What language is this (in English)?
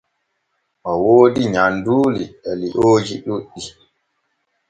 Borgu Fulfulde